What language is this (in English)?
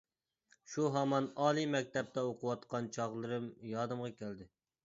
Uyghur